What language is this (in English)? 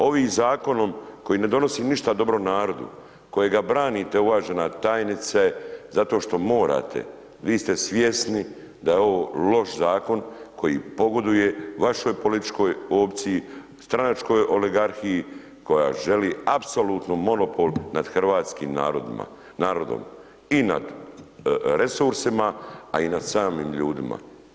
Croatian